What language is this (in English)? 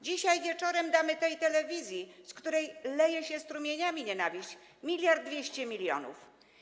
Polish